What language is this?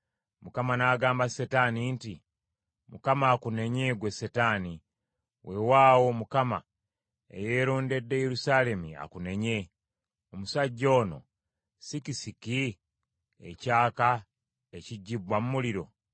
Ganda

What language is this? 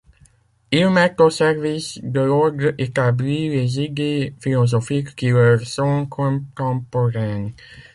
French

